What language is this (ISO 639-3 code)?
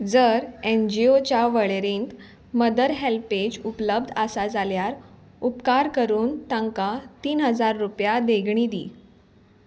kok